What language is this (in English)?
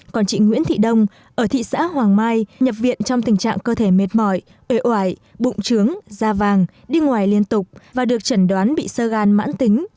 Vietnamese